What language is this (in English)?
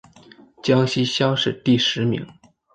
Chinese